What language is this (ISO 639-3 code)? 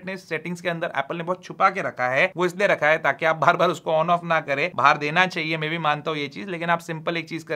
hin